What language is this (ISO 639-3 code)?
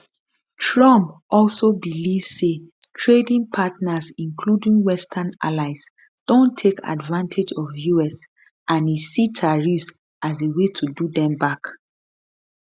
pcm